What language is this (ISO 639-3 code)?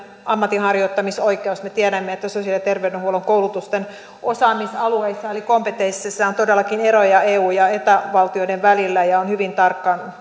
fin